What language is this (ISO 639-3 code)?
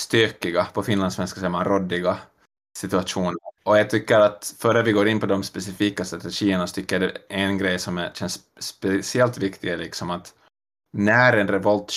swe